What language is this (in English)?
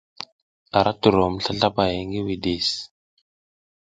South Giziga